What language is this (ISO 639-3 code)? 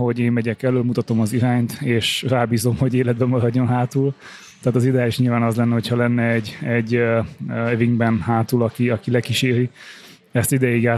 hun